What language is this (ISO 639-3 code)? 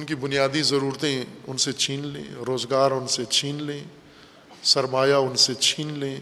urd